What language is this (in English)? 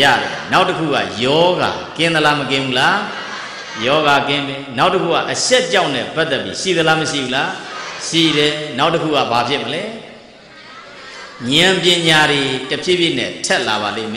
Indonesian